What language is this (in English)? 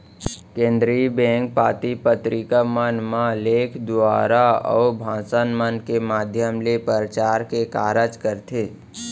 Chhattisgarhi